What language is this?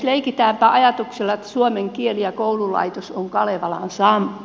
Finnish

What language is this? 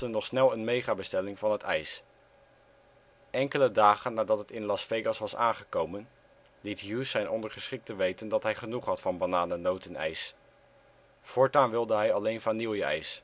Dutch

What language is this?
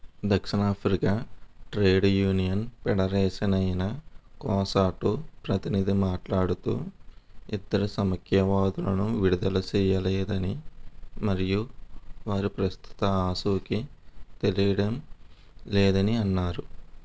Telugu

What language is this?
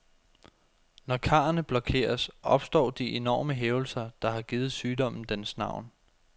Danish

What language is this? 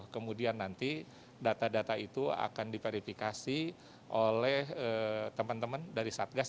Indonesian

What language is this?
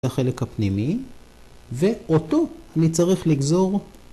Hebrew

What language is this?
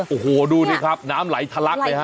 Thai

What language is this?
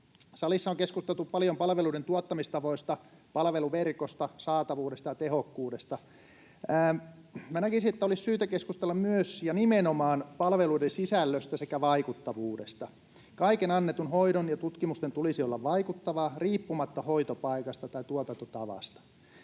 Finnish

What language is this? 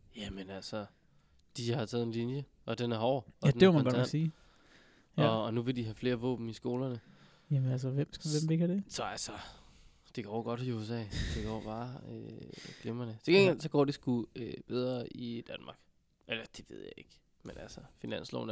Danish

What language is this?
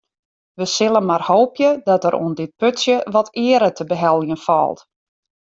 Western Frisian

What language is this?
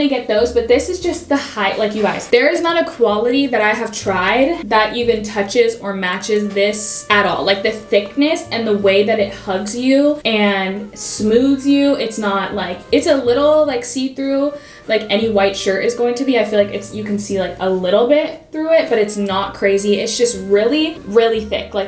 English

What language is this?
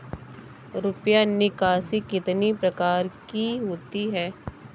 Hindi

